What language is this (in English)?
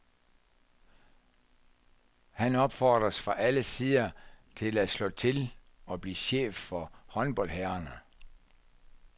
Danish